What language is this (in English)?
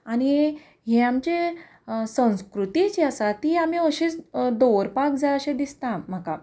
Konkani